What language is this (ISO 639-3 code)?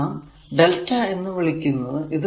mal